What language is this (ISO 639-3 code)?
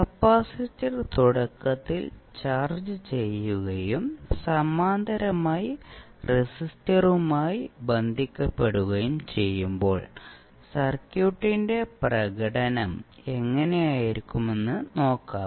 mal